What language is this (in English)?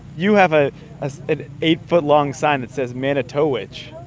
English